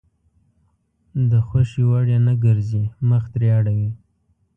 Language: Pashto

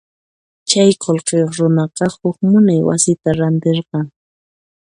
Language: Puno Quechua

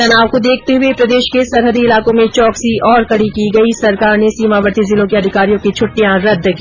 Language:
Hindi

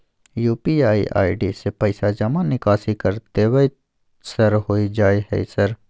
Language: Maithili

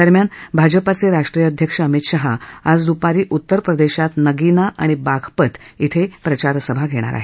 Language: Marathi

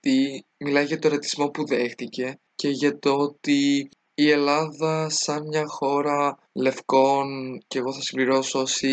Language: Greek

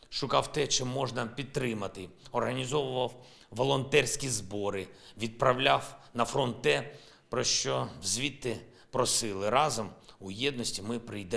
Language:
Ukrainian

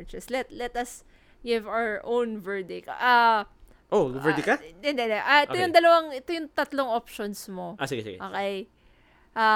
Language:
Filipino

